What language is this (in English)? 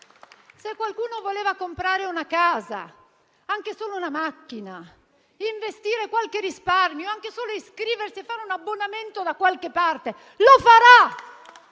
Italian